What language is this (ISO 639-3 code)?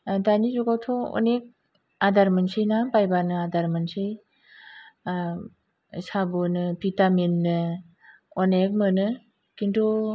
brx